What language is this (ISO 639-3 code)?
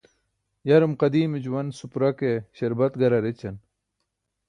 bsk